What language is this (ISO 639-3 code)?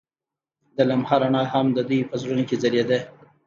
pus